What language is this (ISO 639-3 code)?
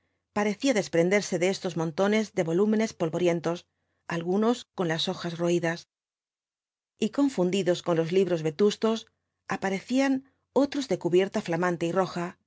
spa